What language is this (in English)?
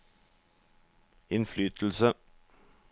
Norwegian